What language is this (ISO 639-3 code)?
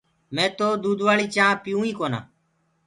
ggg